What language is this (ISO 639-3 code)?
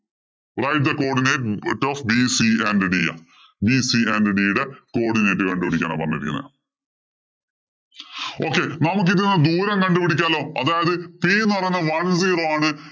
mal